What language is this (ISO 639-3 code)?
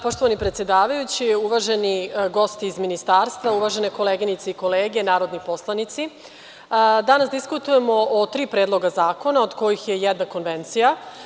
srp